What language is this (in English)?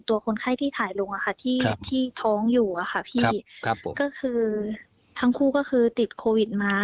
Thai